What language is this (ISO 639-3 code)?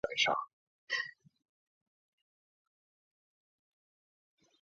zho